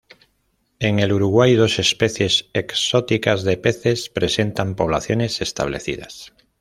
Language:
Spanish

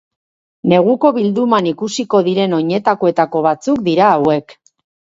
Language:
Basque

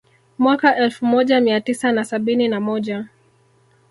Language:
Swahili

